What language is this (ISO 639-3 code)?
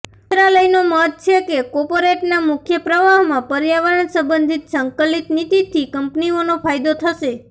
guj